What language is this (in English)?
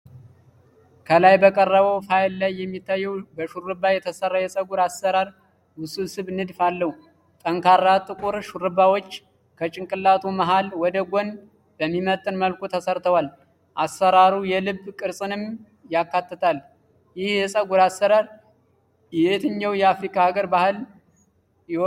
Amharic